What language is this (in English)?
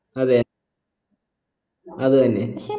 Malayalam